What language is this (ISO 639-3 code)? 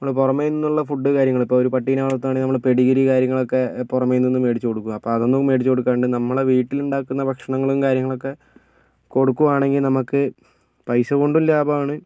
mal